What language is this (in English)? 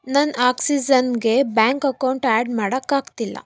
Kannada